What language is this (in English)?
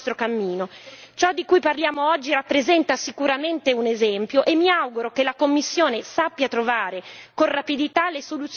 Italian